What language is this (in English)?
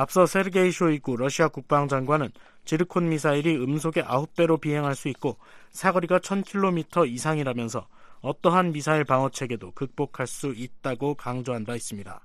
Korean